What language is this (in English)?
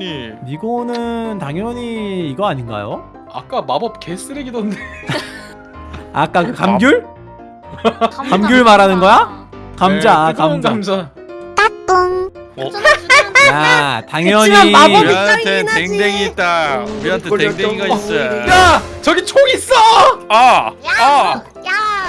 Korean